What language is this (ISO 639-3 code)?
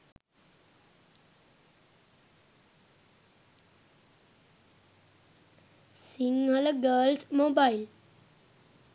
sin